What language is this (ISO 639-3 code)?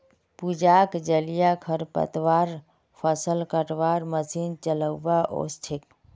mag